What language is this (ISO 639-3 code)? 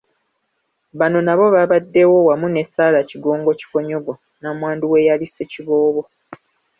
lug